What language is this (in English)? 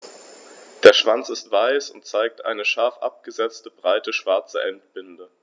German